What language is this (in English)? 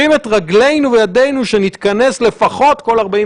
Hebrew